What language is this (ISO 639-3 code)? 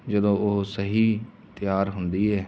pan